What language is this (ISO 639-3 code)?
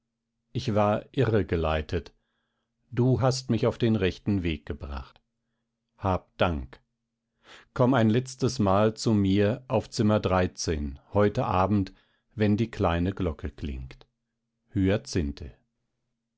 deu